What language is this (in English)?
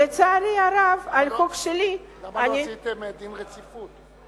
Hebrew